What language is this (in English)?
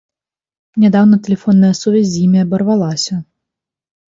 Belarusian